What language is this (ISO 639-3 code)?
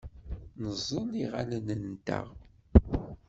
kab